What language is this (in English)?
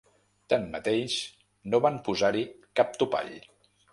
Catalan